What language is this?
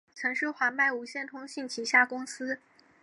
Chinese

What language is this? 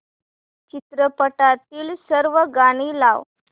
Marathi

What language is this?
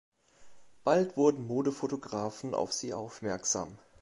German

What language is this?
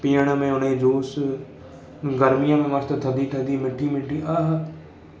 Sindhi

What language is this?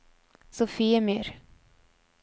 Norwegian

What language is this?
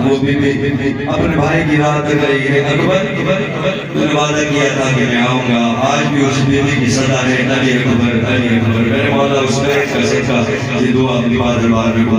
Arabic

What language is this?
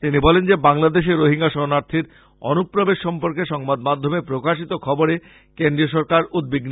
Bangla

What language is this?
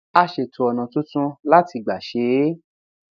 Yoruba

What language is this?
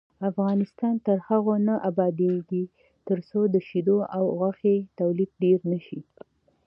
Pashto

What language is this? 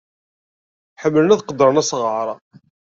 Kabyle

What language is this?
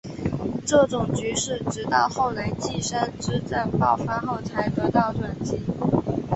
Chinese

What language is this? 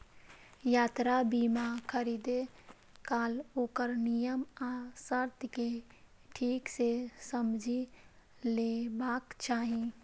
Maithili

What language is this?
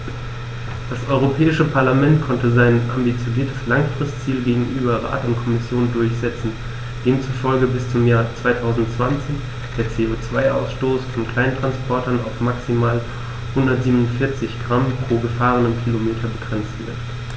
German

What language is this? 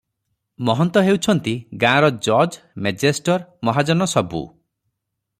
Odia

